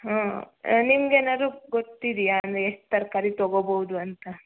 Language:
Kannada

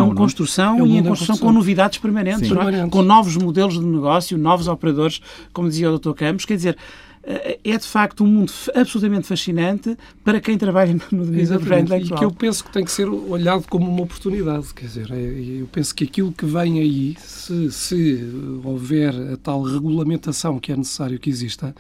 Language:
Portuguese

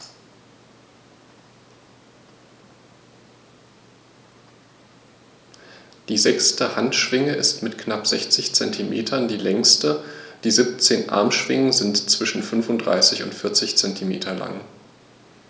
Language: German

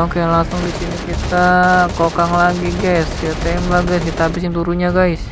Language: Indonesian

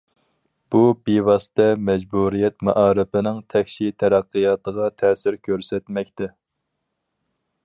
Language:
Uyghur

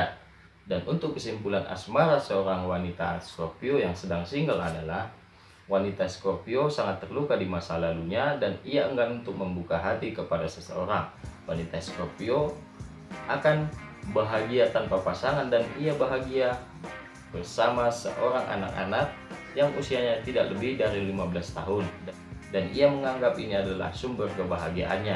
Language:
Indonesian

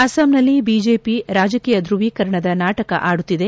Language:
Kannada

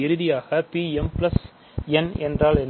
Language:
Tamil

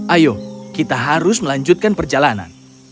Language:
Indonesian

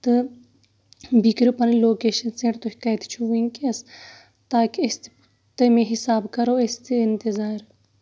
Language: Kashmiri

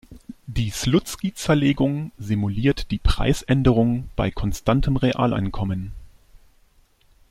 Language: German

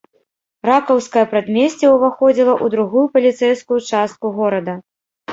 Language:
Belarusian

